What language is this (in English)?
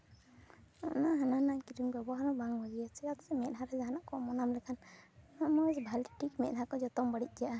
Santali